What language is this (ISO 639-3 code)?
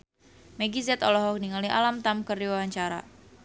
sun